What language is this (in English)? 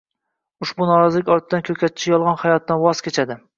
Uzbek